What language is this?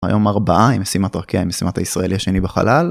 Hebrew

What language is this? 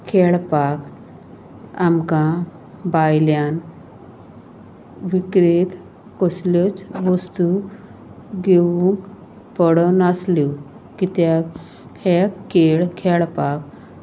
Konkani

